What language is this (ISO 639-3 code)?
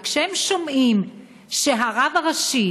heb